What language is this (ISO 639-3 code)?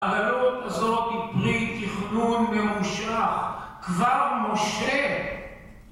heb